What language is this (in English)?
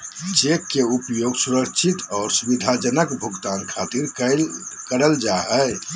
Magahi